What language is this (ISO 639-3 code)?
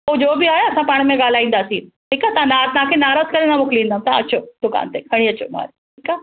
snd